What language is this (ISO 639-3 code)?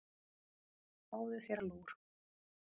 isl